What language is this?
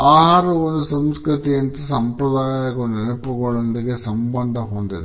Kannada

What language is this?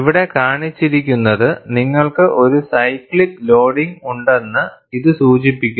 Malayalam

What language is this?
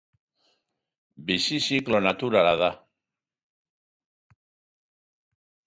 Basque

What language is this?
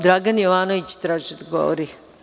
Serbian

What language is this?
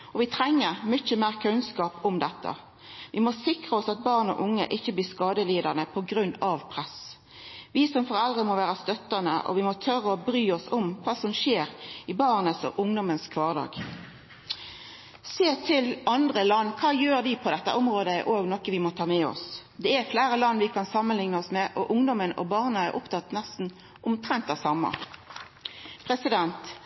Norwegian Nynorsk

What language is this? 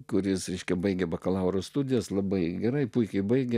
Lithuanian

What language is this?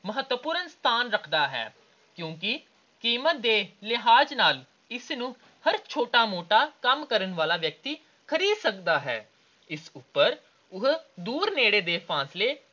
Punjabi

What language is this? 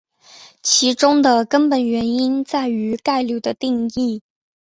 Chinese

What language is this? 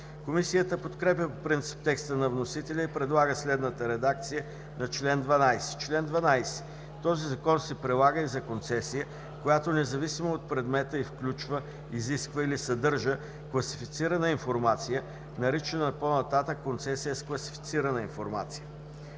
Bulgarian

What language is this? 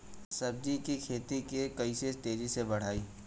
Bhojpuri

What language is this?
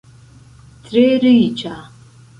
Esperanto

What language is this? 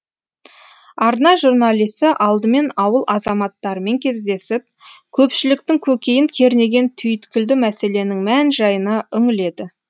Kazakh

